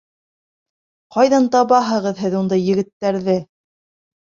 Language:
Bashkir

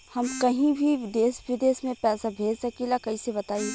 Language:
Bhojpuri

